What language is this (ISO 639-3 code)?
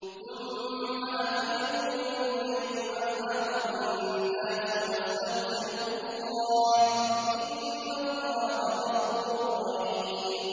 ara